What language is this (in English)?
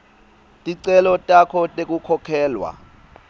Swati